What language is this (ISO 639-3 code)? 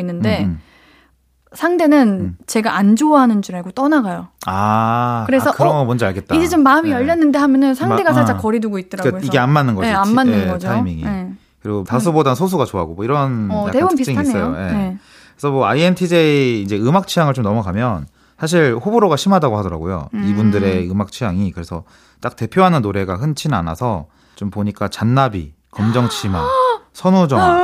kor